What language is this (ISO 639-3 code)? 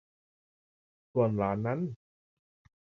tha